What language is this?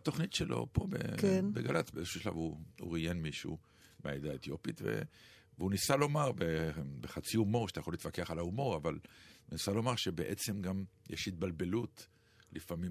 Hebrew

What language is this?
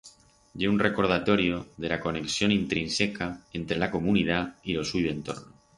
Aragonese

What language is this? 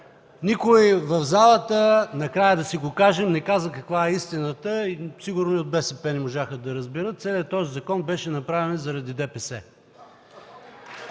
Bulgarian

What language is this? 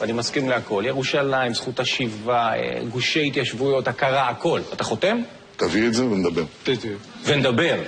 Hebrew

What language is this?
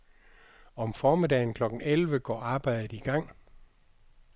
Danish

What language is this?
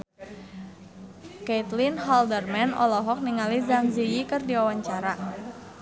Sundanese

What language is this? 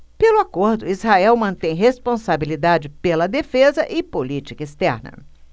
Portuguese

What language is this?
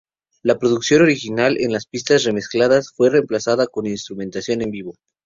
Spanish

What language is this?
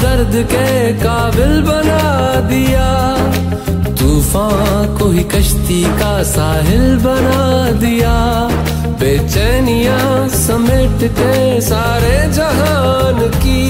Hindi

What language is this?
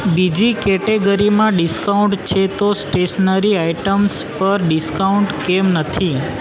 Gujarati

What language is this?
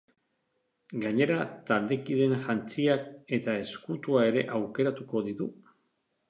Basque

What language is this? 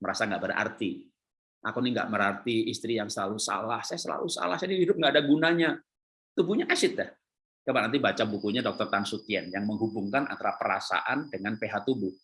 Indonesian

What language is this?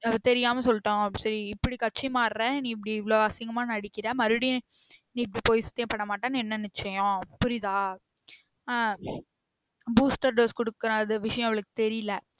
Tamil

